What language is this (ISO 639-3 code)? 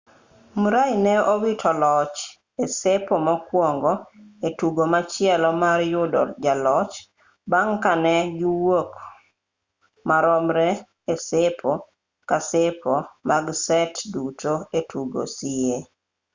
luo